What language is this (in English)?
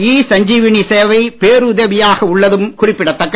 Tamil